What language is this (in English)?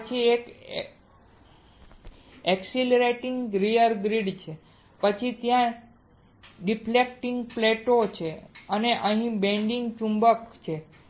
Gujarati